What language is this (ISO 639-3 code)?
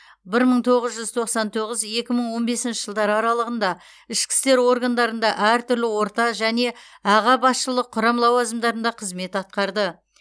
kaz